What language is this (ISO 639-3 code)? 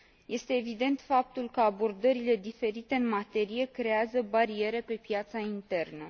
ron